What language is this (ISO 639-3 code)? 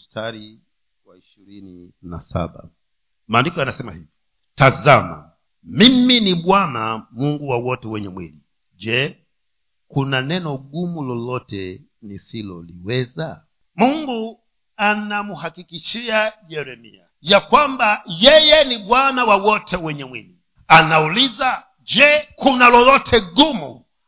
swa